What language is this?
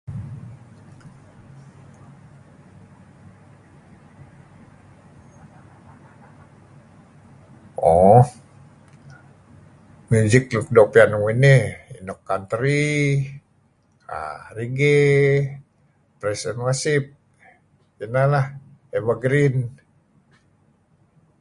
Kelabit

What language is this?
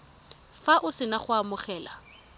Tswana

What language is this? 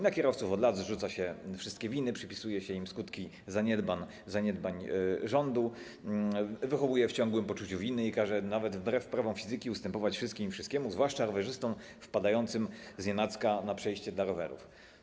Polish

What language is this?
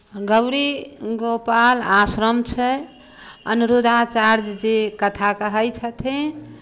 Maithili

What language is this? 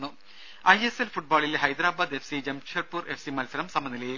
Malayalam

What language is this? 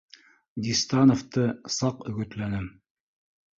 Bashkir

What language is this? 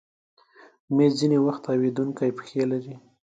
Pashto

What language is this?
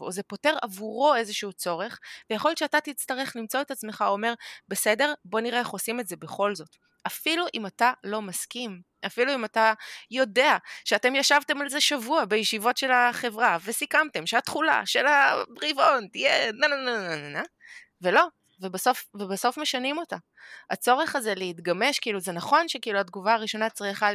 Hebrew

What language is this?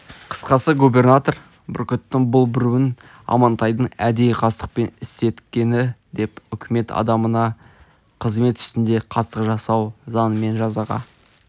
Kazakh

